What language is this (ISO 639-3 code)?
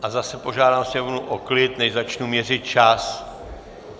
ces